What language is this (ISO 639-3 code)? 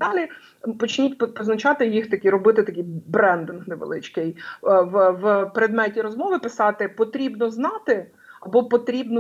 ukr